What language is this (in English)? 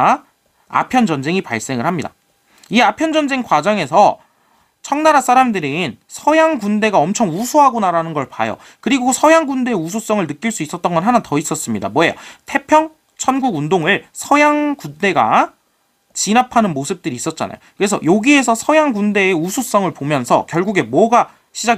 Korean